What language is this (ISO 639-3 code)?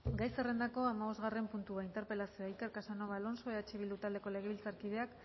eus